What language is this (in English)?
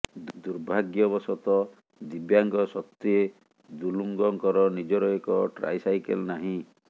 Odia